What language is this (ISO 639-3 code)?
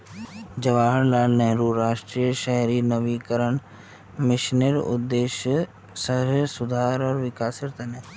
mag